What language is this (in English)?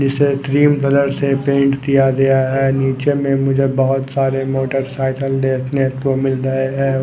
Hindi